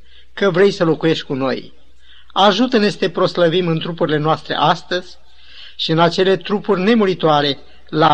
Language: Romanian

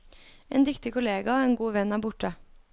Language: Norwegian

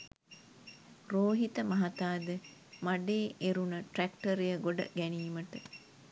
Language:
Sinhala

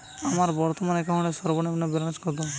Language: Bangla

